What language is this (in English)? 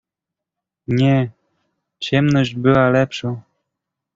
Polish